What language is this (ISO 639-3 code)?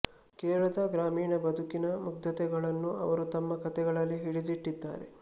kan